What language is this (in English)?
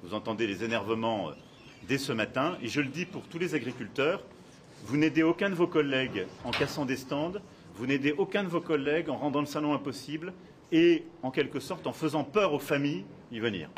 French